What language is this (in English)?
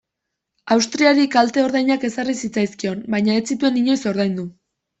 Basque